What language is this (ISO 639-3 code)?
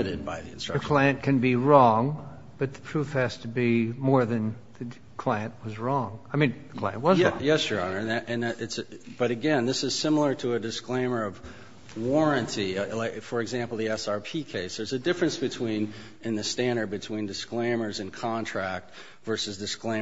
eng